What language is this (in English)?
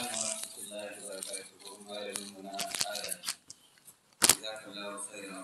Arabic